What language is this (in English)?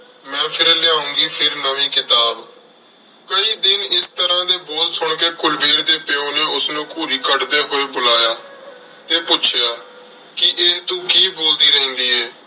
Punjabi